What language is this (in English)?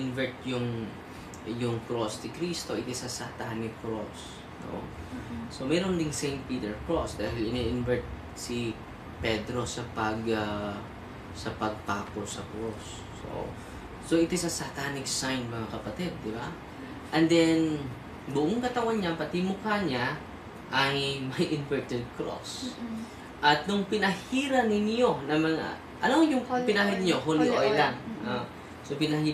Filipino